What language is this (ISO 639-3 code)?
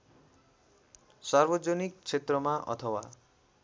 nep